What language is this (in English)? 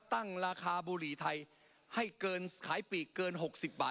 Thai